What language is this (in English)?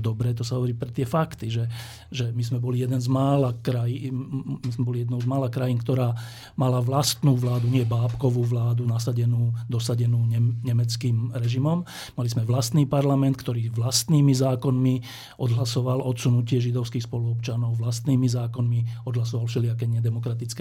Slovak